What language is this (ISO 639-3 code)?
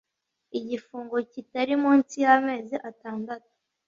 kin